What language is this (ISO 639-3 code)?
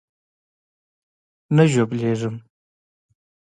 pus